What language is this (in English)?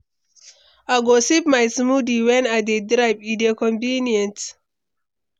Nigerian Pidgin